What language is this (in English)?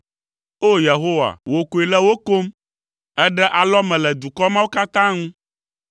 Ewe